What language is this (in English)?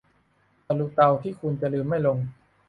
Thai